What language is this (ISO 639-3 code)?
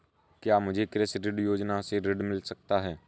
hin